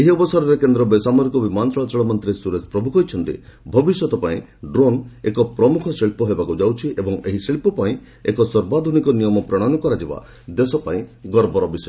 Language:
Odia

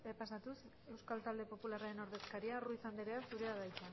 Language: Basque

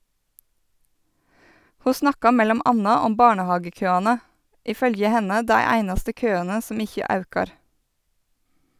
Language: Norwegian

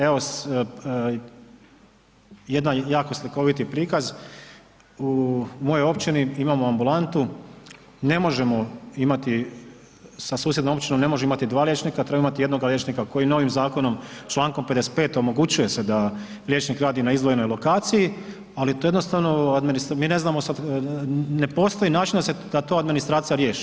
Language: Croatian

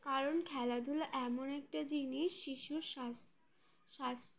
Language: Bangla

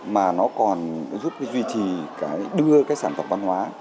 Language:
Vietnamese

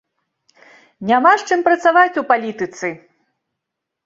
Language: Belarusian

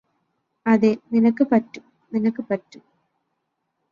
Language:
Malayalam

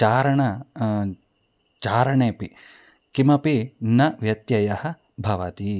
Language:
Sanskrit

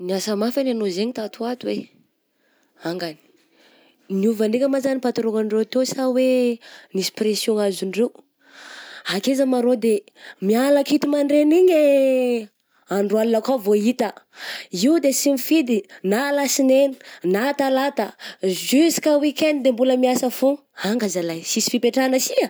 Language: Southern Betsimisaraka Malagasy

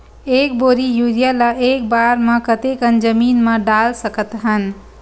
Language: Chhattisgarhi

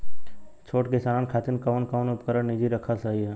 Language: Bhojpuri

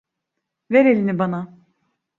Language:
Turkish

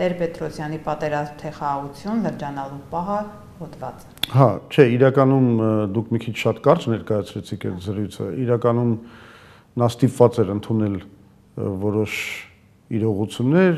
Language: Romanian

